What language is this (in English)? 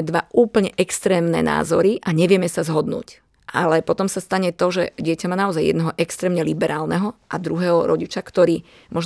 Slovak